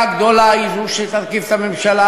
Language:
Hebrew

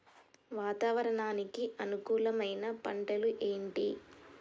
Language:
Telugu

